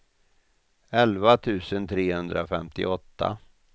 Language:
Swedish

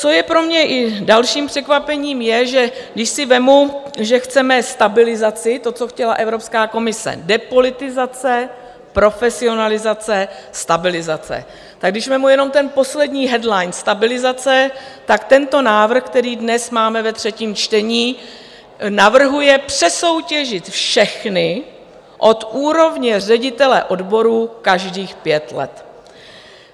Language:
Czech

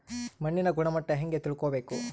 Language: Kannada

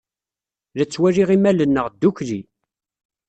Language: Kabyle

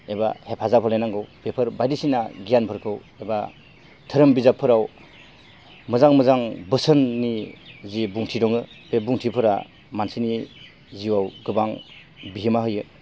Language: Bodo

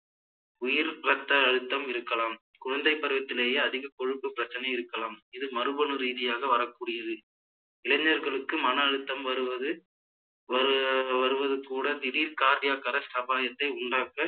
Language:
Tamil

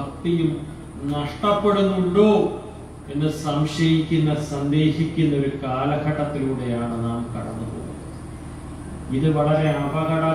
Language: Malayalam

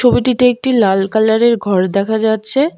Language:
Bangla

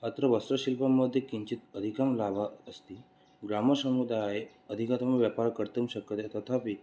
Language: Sanskrit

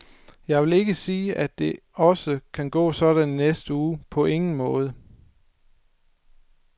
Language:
Danish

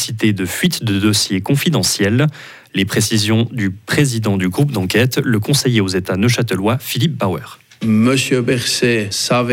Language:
French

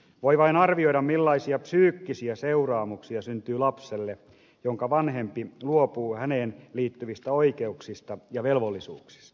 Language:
Finnish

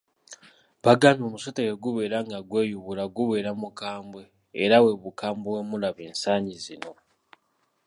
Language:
Ganda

